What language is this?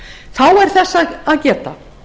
Icelandic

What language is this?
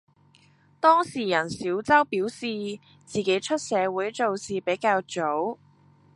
Cantonese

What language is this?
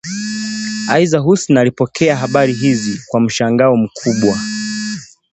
Swahili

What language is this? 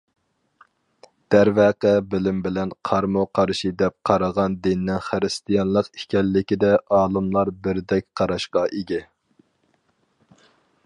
Uyghur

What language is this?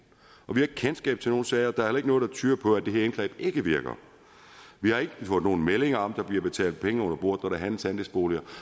Danish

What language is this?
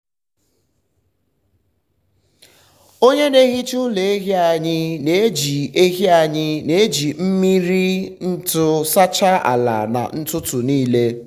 Igbo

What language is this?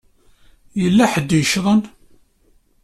Kabyle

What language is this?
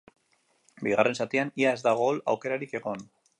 Basque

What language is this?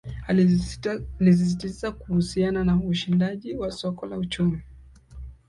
Swahili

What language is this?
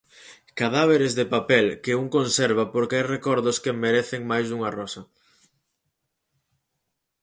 Galician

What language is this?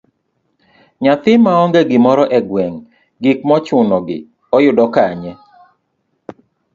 Luo (Kenya and Tanzania)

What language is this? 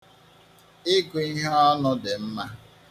Igbo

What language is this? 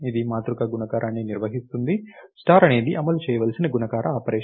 Telugu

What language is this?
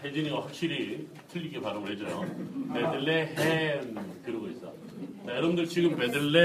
Korean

